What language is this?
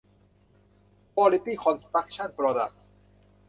Thai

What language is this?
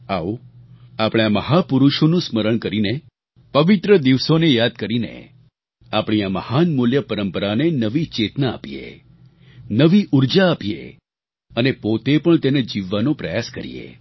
Gujarati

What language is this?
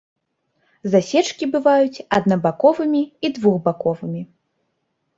Belarusian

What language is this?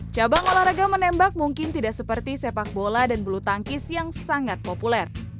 Indonesian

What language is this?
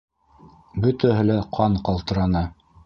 Bashkir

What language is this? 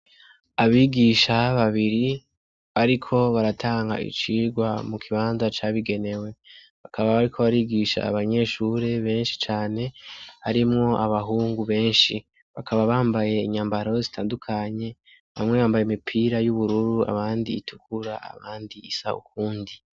Rundi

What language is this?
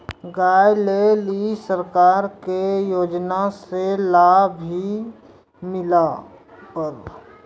Maithili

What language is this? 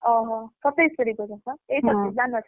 Odia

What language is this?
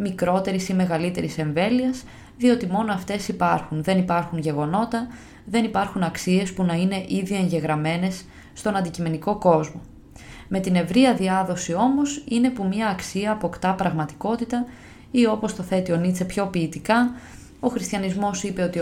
Greek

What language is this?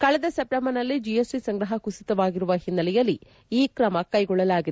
Kannada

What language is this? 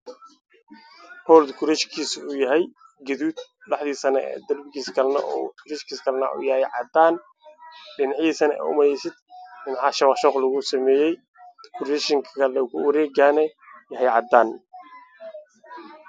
Somali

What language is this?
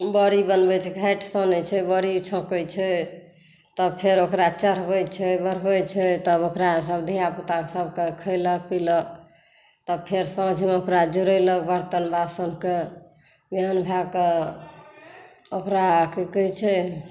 Maithili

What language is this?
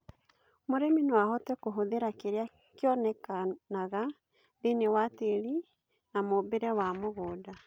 Kikuyu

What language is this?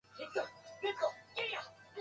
Japanese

